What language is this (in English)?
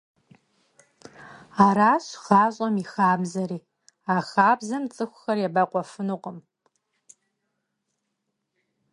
Kabardian